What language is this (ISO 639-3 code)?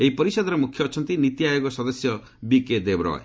ori